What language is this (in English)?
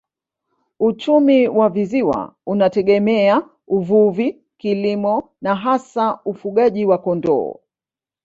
Swahili